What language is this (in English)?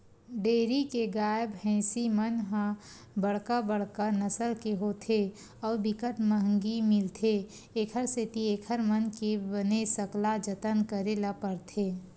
Chhattisgarhi